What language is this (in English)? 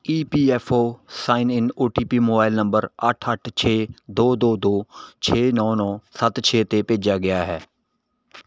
Punjabi